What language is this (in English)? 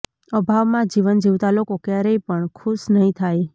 Gujarati